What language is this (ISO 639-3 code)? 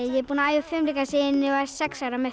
isl